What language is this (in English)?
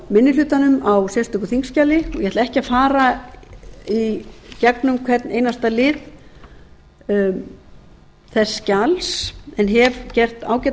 Icelandic